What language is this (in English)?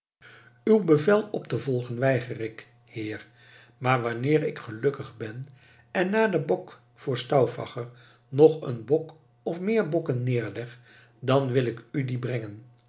Dutch